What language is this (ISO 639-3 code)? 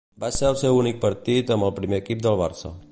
cat